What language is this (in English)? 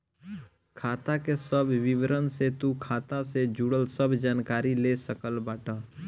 Bhojpuri